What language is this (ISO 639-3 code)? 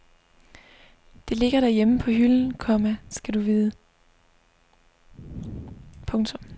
dan